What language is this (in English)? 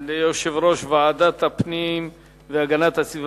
Hebrew